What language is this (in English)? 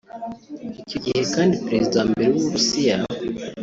Kinyarwanda